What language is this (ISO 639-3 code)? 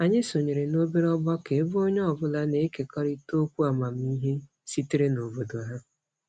ibo